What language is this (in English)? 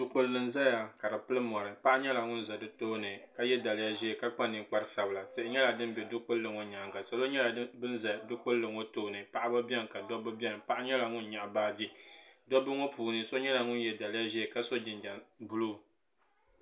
Dagbani